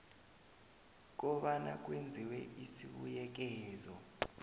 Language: South Ndebele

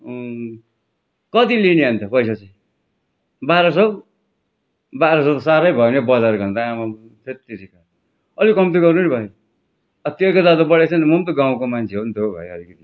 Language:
Nepali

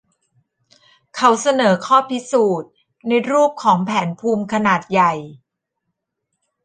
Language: Thai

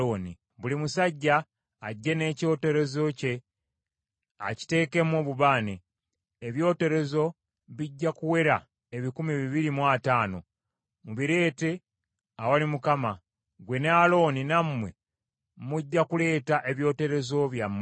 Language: Ganda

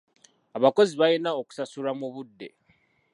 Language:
Ganda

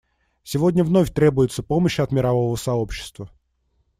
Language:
Russian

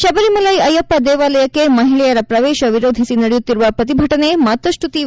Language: Kannada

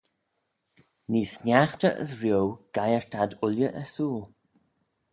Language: Manx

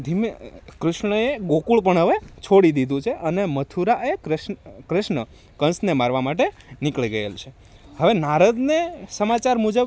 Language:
Gujarati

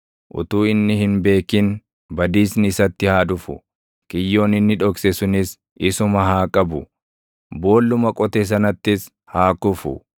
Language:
Oromo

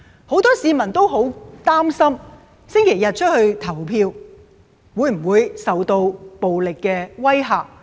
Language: Cantonese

